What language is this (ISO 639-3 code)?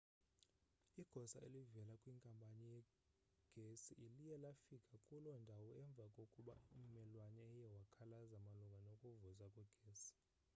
xho